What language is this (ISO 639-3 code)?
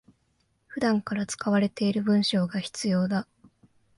jpn